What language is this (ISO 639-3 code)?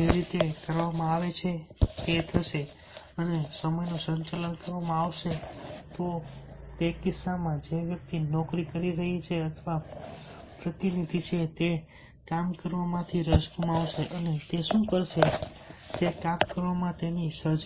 guj